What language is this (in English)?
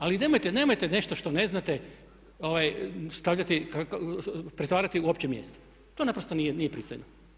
Croatian